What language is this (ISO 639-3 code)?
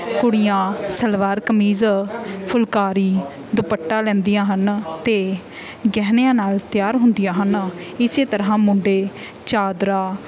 pan